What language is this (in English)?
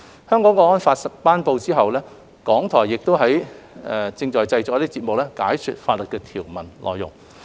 Cantonese